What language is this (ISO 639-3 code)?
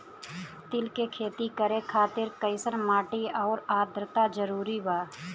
bho